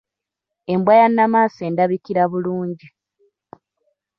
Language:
Ganda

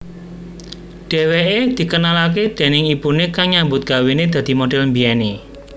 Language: Javanese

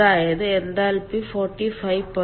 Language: Malayalam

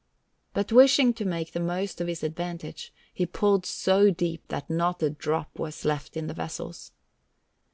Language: English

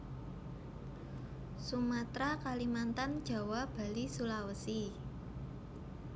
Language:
Javanese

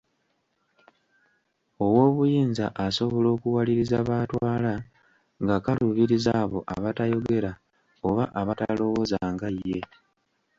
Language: Ganda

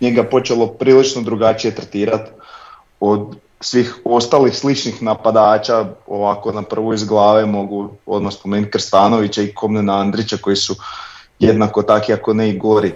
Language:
Croatian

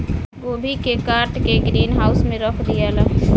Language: Bhojpuri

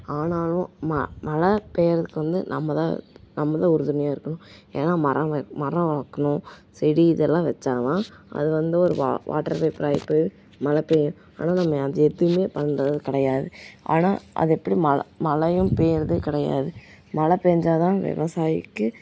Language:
Tamil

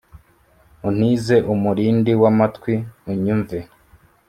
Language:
Kinyarwanda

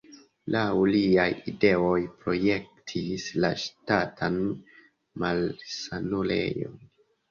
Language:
Esperanto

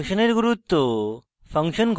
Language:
Bangla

